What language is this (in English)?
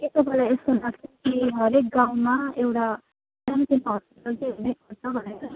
Nepali